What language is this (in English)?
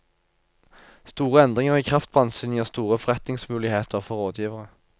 Norwegian